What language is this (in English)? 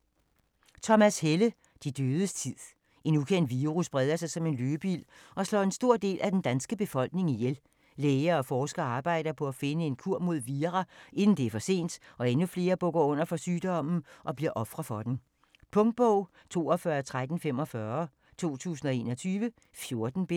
Danish